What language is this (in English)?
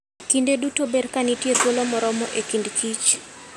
Luo (Kenya and Tanzania)